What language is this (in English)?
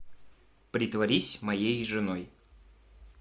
Russian